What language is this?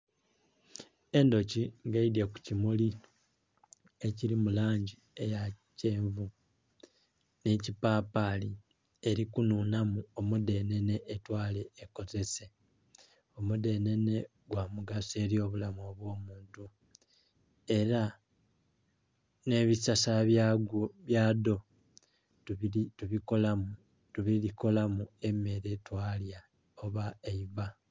Soga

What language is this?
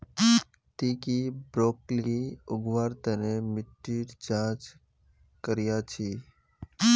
Magahi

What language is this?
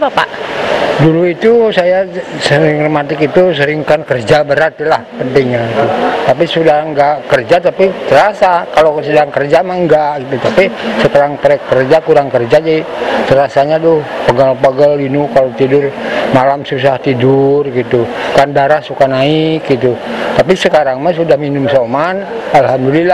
Indonesian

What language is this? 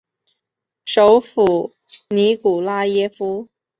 Chinese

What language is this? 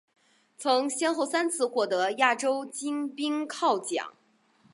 Chinese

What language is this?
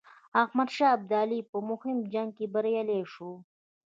Pashto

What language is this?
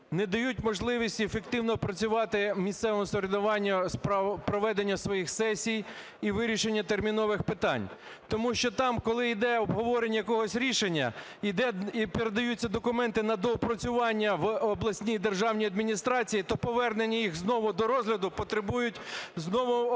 Ukrainian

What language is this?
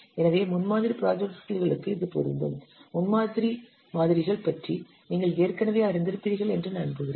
Tamil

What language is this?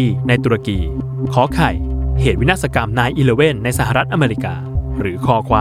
Thai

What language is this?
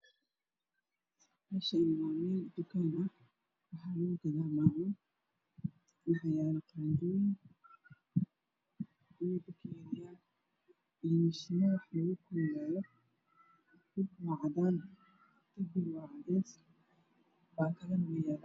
Somali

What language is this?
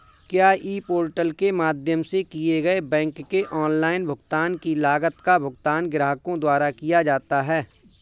Hindi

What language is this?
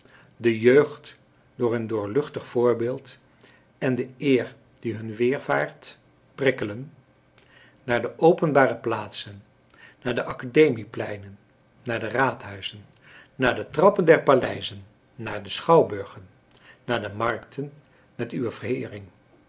Dutch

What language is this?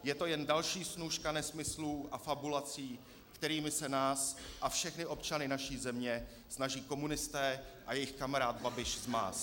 Czech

